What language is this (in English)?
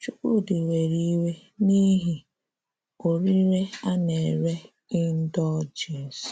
Igbo